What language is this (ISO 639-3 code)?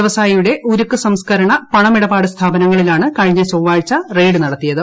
mal